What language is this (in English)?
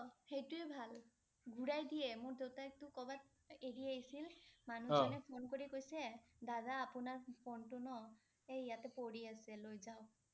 Assamese